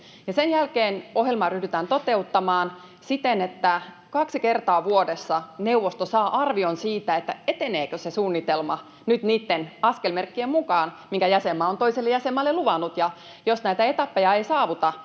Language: Finnish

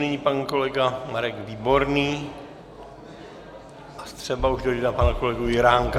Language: Czech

